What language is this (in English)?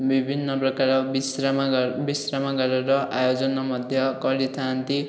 Odia